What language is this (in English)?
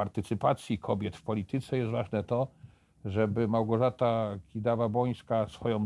Polish